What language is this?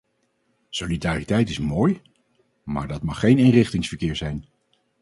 Dutch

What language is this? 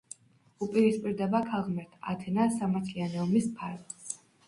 Georgian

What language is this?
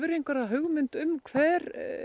Icelandic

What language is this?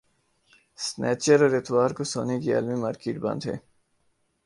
Urdu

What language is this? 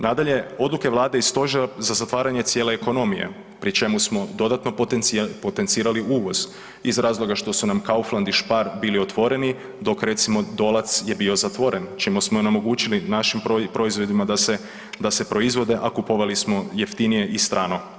Croatian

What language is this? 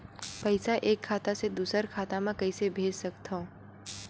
Chhattisgarhi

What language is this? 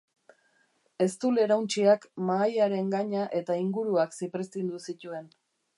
Basque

